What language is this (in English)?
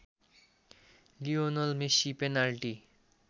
Nepali